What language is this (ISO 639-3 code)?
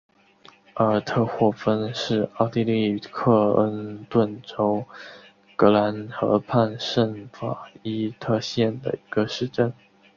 zho